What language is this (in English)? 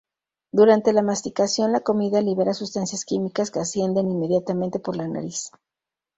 Spanish